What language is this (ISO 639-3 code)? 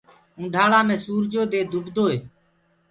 ggg